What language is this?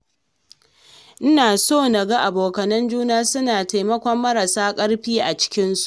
Hausa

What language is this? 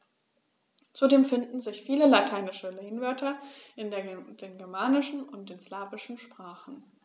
German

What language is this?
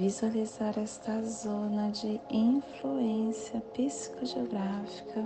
Portuguese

